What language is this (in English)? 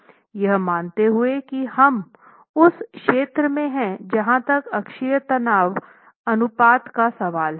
Hindi